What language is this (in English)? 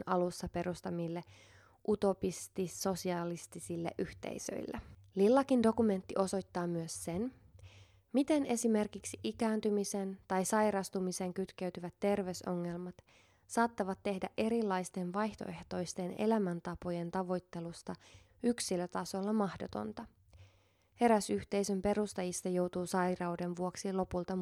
Finnish